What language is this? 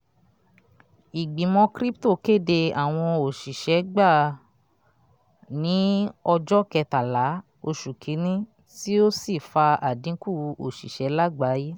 Yoruba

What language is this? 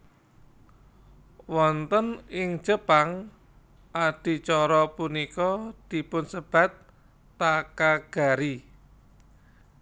Javanese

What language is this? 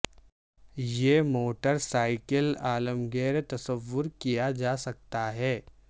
Urdu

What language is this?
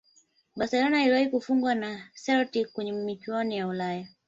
Swahili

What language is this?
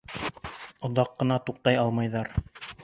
Bashkir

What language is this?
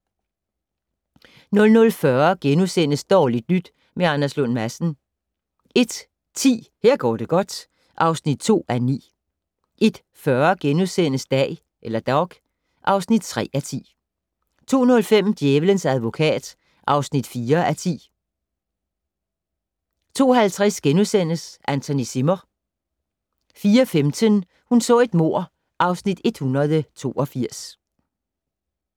Danish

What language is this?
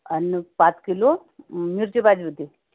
Marathi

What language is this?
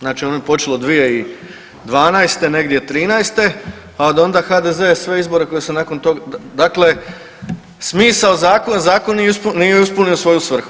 Croatian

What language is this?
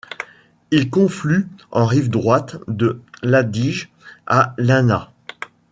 French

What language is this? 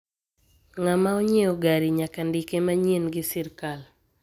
Luo (Kenya and Tanzania)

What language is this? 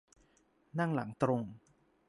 Thai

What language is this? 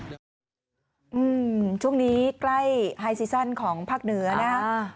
Thai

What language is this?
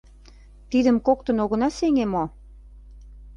Mari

